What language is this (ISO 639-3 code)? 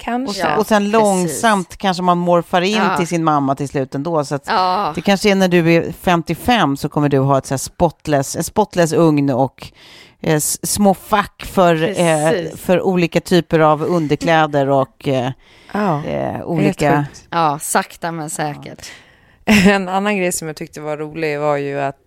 swe